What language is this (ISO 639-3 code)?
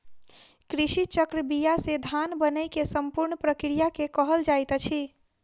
mai